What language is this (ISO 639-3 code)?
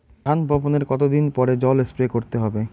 ben